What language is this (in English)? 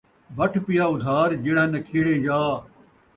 Saraiki